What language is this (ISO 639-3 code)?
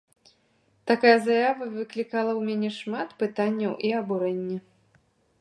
bel